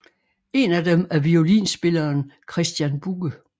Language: Danish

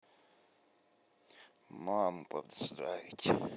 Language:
Russian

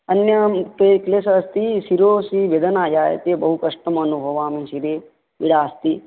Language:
Sanskrit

